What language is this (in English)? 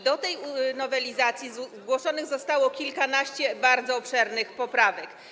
Polish